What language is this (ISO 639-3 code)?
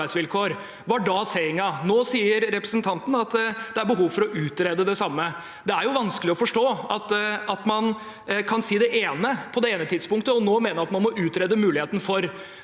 nor